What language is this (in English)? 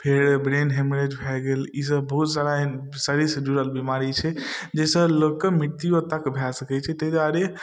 Maithili